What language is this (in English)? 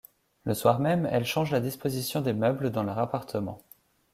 French